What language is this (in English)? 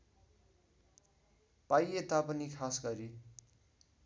Nepali